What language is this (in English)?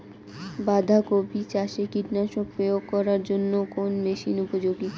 Bangla